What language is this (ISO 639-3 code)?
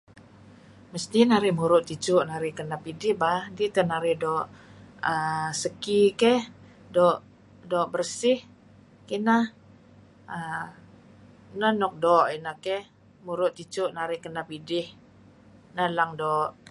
kzi